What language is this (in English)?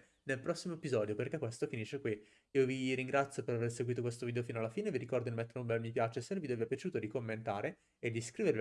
Italian